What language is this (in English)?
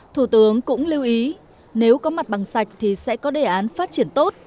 Vietnamese